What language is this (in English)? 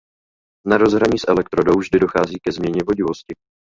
Czech